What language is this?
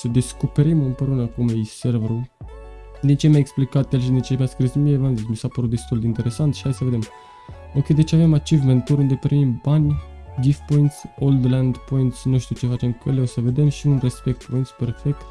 Romanian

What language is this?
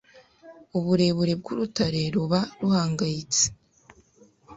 Kinyarwanda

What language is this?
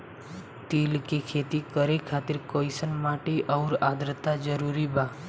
Bhojpuri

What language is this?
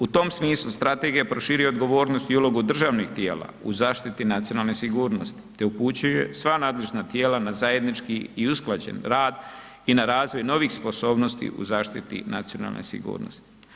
Croatian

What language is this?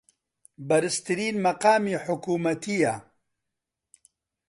Central Kurdish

